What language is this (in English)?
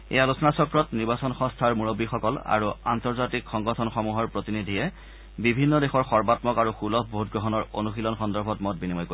Assamese